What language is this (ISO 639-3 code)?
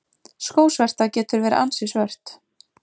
isl